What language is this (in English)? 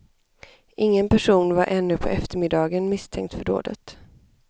Swedish